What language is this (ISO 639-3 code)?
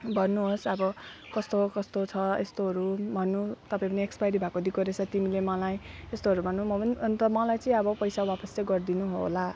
nep